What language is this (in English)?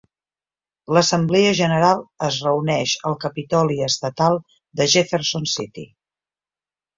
Catalan